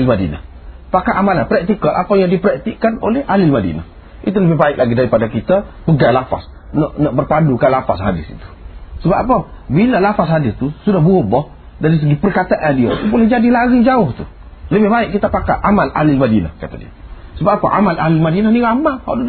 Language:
Malay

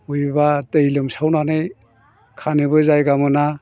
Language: Bodo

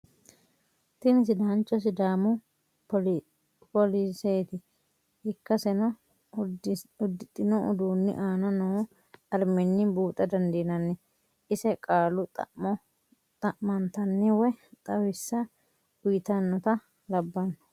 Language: Sidamo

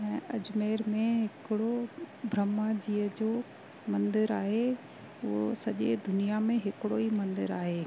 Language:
Sindhi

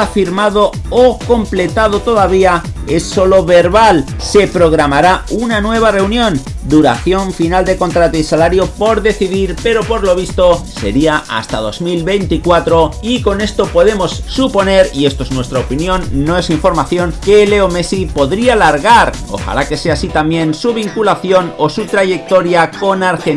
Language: Spanish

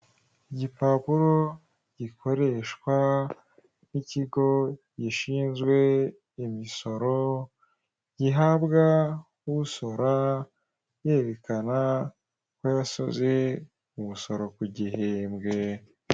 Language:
Kinyarwanda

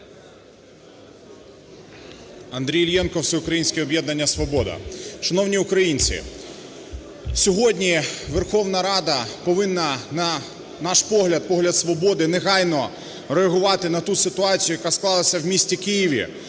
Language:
Ukrainian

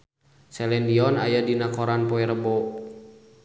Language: Sundanese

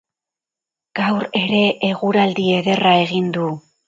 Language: Basque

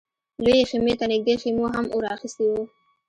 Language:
Pashto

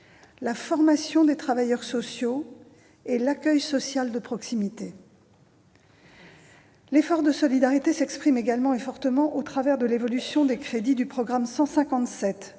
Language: French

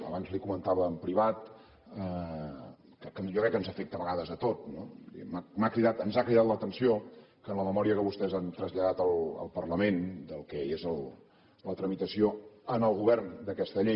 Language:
Catalan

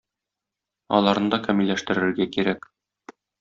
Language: Tatar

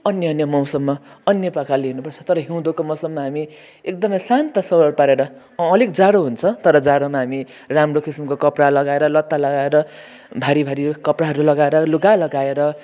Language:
Nepali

